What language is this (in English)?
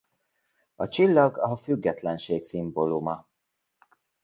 Hungarian